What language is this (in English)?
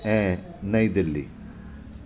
Sindhi